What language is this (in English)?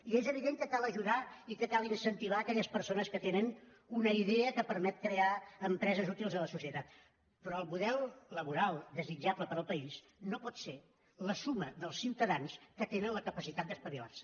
Catalan